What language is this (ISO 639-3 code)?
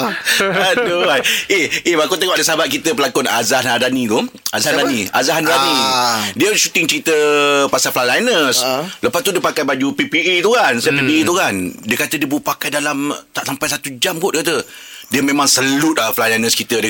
msa